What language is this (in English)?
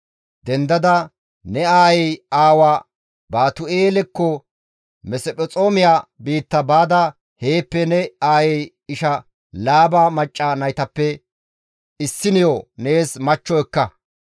Gamo